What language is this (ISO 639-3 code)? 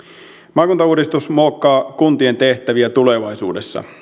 fin